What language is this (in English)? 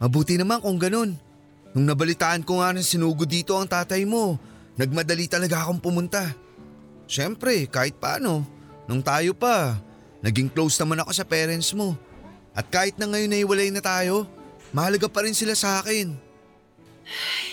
Filipino